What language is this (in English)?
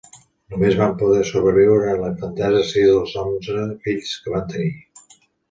Catalan